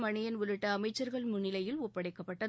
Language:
Tamil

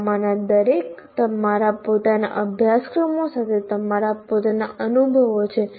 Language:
Gujarati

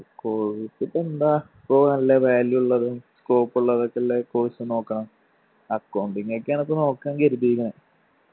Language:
Malayalam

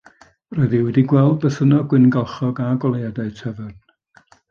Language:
Welsh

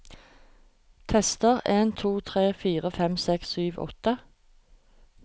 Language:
Norwegian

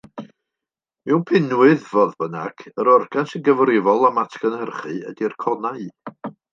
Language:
Welsh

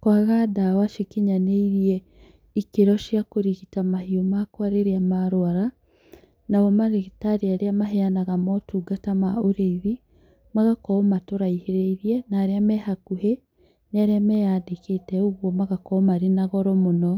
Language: Kikuyu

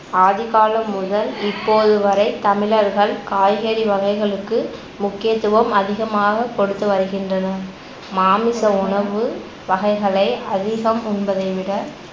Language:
Tamil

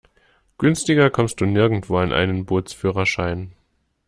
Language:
German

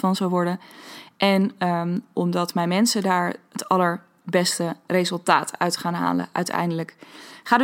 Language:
Dutch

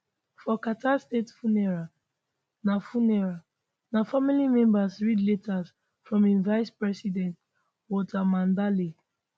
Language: Nigerian Pidgin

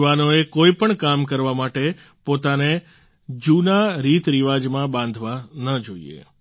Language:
Gujarati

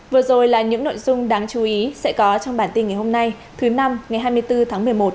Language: Vietnamese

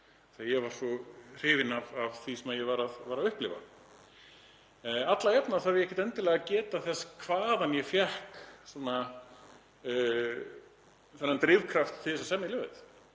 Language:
Icelandic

